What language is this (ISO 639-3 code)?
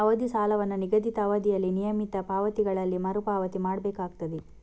kan